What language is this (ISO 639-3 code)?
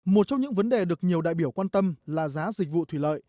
vie